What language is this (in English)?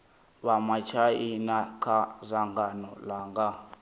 Venda